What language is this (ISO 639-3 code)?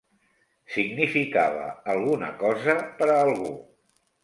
cat